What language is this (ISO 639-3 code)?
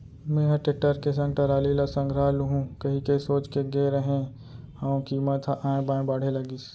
hne